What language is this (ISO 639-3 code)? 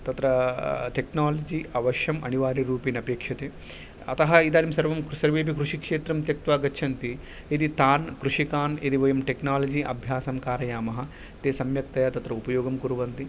san